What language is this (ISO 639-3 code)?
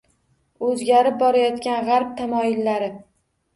uzb